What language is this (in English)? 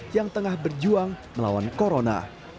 Indonesian